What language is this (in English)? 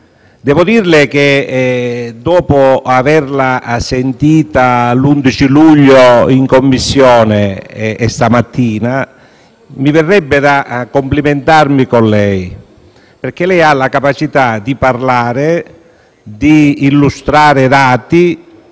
Italian